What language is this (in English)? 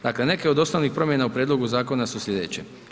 Croatian